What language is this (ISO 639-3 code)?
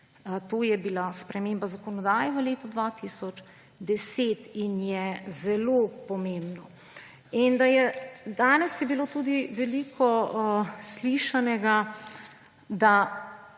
slv